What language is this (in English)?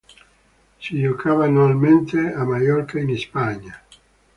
Italian